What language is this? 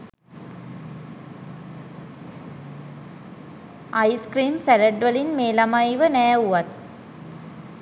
Sinhala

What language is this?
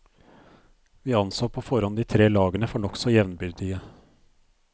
Norwegian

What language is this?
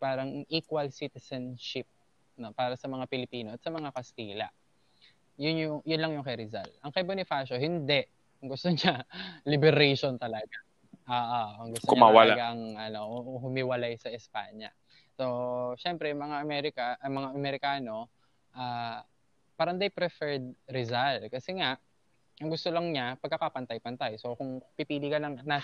Filipino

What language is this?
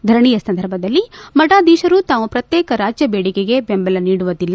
Kannada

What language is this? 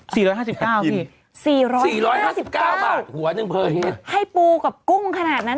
Thai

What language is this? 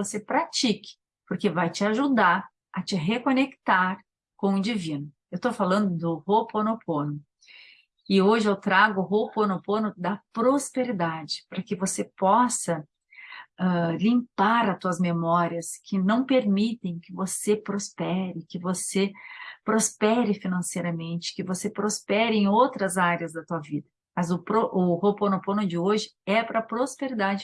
Portuguese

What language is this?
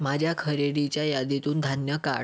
Marathi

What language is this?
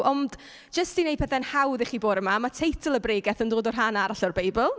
Welsh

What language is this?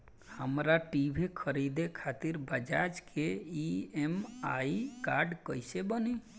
Bhojpuri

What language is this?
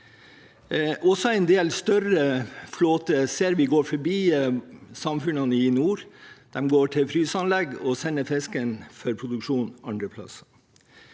Norwegian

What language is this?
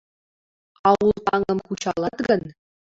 Mari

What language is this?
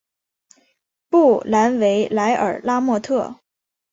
Chinese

